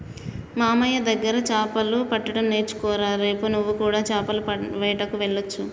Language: Telugu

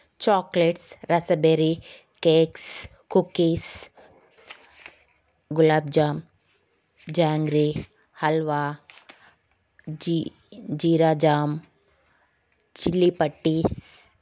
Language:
Telugu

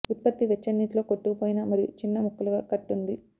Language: Telugu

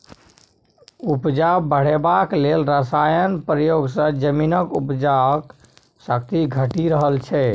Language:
Maithili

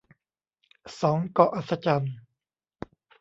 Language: Thai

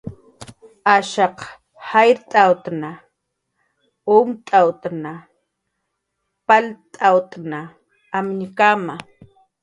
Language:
Jaqaru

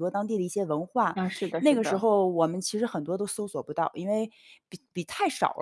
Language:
Chinese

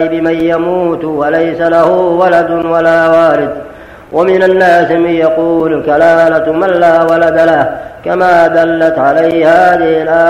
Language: Arabic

